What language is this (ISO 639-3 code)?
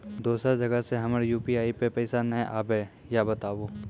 mai